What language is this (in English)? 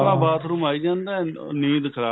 Punjabi